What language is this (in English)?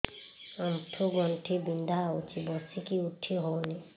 Odia